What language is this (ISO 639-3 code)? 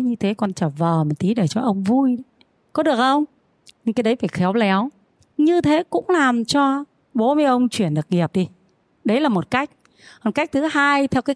vie